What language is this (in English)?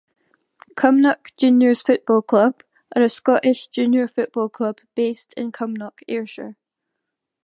English